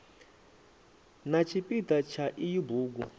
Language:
Venda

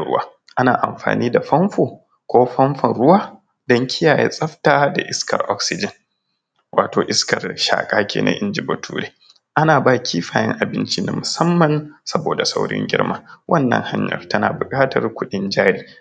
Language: Hausa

